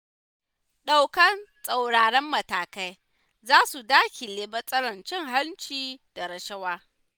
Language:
Hausa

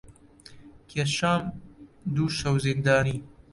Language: Central Kurdish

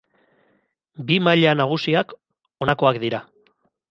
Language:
Basque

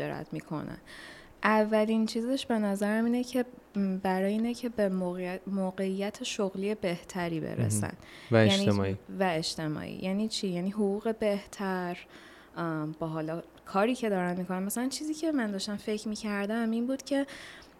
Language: Persian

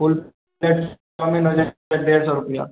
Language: Maithili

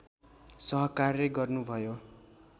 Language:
Nepali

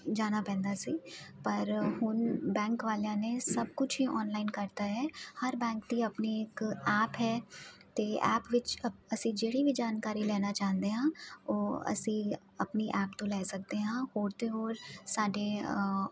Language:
Punjabi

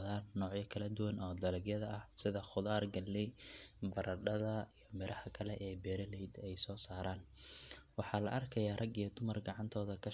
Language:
Somali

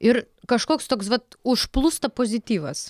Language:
Lithuanian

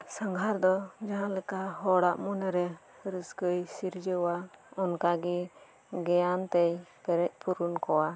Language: Santali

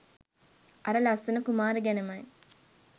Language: Sinhala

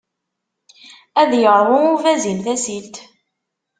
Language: Kabyle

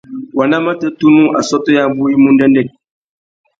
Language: Tuki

